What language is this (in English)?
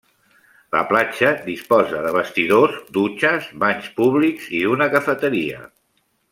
Catalan